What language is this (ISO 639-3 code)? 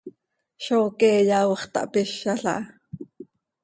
sei